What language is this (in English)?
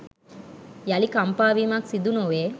Sinhala